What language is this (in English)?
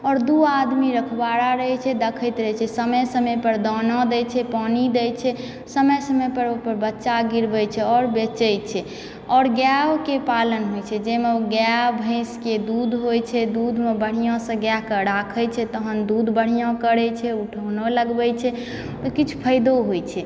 Maithili